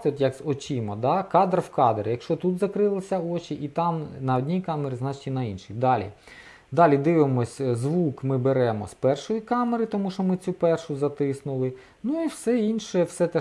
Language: Ukrainian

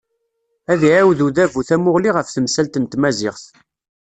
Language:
Kabyle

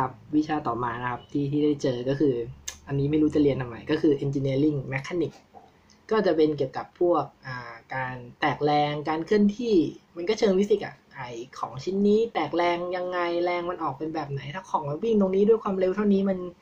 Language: Thai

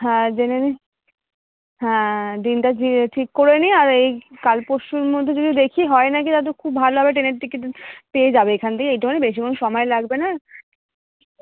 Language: Bangla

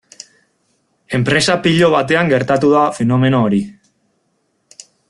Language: Basque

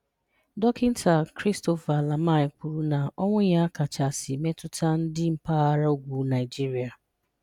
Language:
Igbo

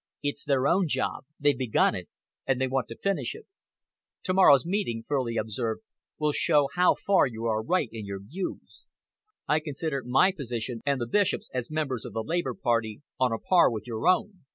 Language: English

